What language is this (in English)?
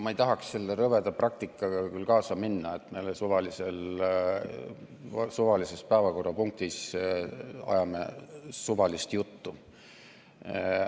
Estonian